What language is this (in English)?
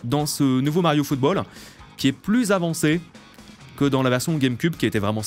French